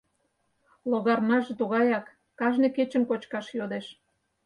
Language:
Mari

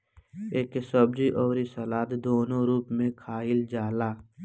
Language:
Bhojpuri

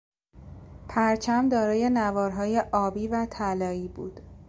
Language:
Persian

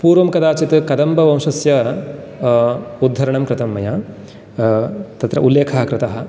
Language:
Sanskrit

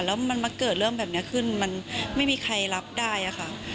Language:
Thai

